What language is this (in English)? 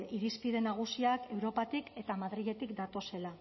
Basque